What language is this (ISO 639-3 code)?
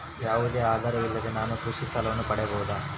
kan